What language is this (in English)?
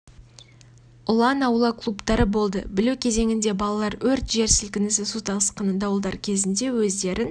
Kazakh